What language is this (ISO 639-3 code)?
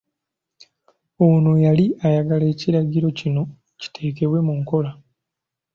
lug